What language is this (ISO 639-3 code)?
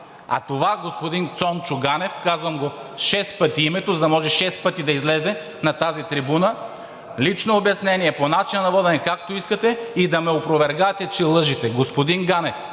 bul